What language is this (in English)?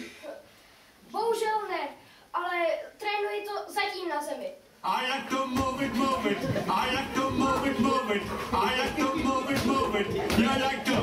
Czech